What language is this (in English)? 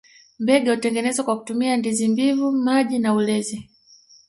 Swahili